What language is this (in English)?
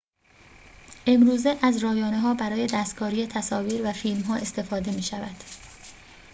Persian